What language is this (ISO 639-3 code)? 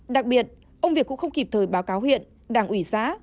vie